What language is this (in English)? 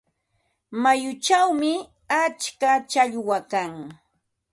Ambo-Pasco Quechua